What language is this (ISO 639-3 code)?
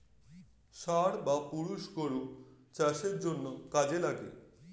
ben